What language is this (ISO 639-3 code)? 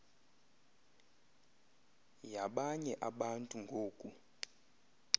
xho